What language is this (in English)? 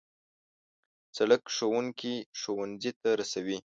Pashto